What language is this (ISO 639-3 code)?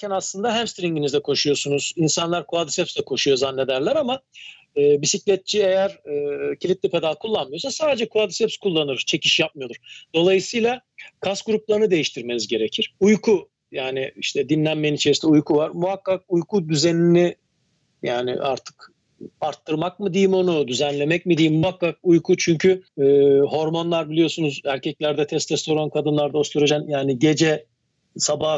tur